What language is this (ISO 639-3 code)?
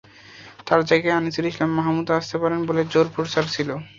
ben